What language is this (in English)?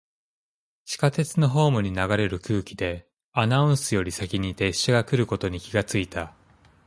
Japanese